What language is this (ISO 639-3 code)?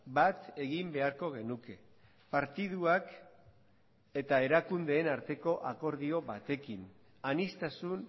eus